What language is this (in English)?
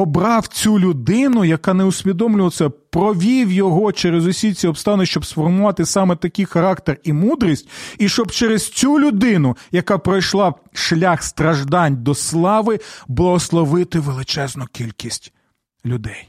Ukrainian